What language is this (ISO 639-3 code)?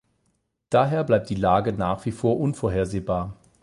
deu